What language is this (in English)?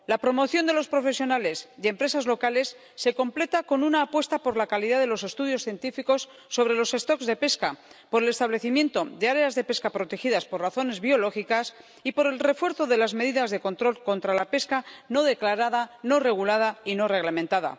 Spanish